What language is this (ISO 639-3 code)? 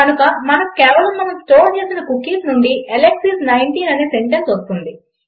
tel